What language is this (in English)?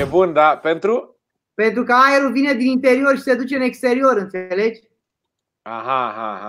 Romanian